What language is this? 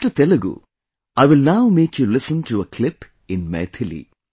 English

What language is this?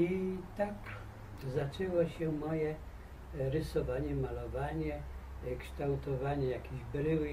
Polish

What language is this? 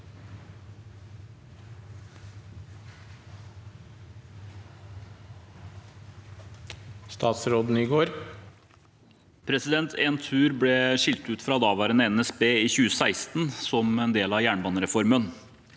Norwegian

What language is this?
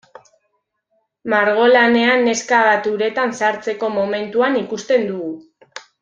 Basque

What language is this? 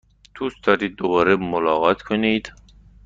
Persian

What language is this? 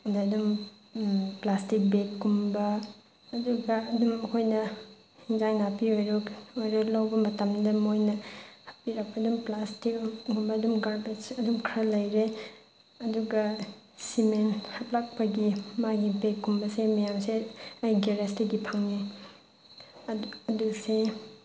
Manipuri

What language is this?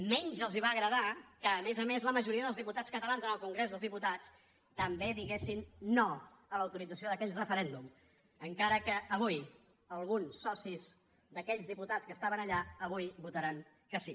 Catalan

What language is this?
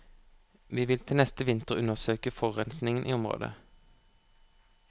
Norwegian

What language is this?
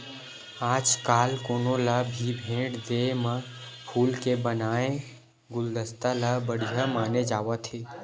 Chhattisgarhi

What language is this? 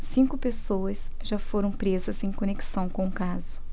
Portuguese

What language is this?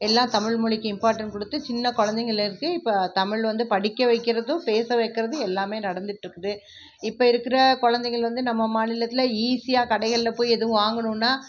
Tamil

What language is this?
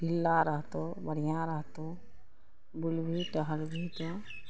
Maithili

